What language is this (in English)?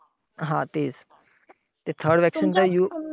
Marathi